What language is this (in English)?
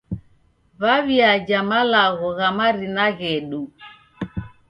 Taita